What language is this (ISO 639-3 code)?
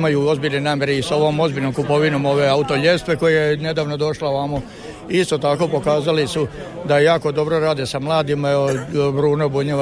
hrv